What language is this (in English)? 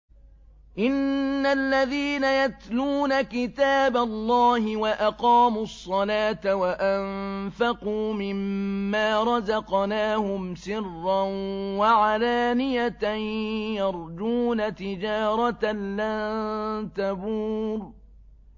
Arabic